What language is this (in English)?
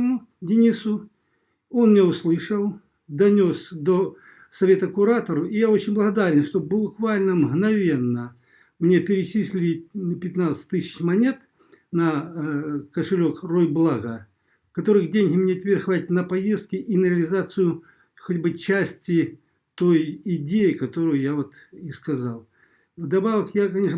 Russian